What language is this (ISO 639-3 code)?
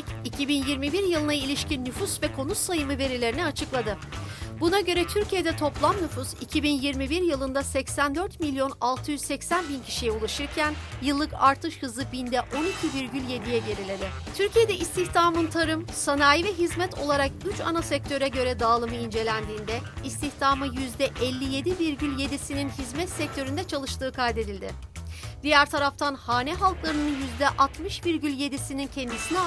tur